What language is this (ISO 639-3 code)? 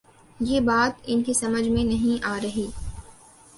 urd